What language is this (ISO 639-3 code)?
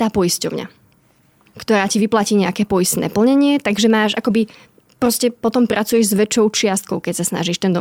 slk